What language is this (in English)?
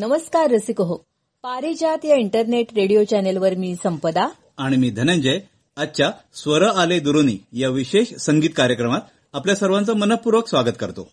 Marathi